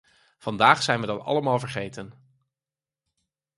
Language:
Dutch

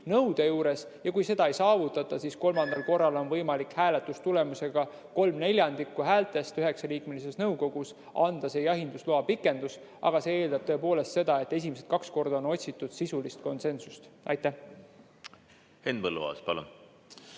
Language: Estonian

